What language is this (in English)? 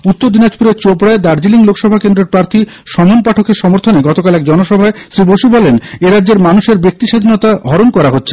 Bangla